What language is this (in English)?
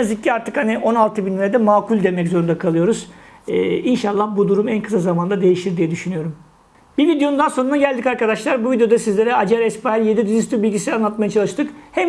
Turkish